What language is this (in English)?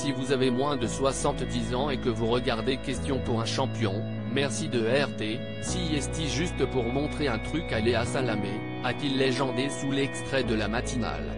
French